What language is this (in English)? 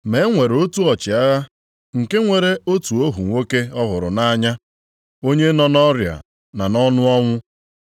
Igbo